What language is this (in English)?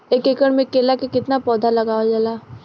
Bhojpuri